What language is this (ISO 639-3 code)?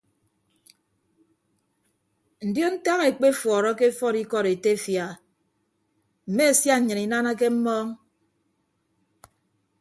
ibb